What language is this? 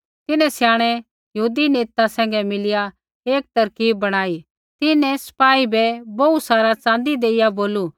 Kullu Pahari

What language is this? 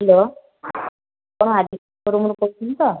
Odia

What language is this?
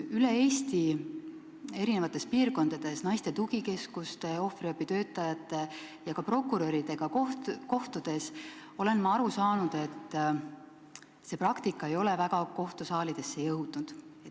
Estonian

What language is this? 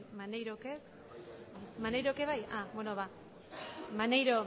Basque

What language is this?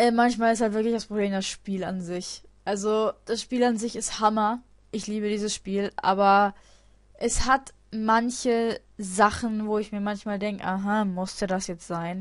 German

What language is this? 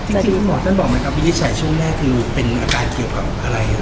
Thai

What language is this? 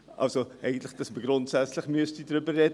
Swiss German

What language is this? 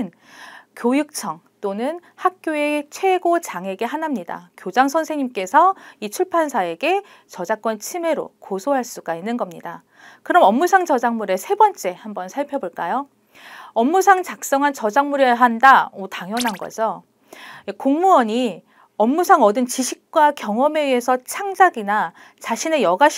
Korean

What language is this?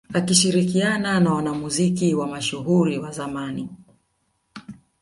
Swahili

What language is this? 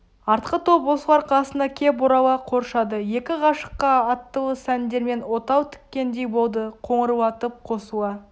Kazakh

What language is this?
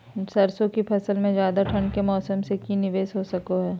Magahi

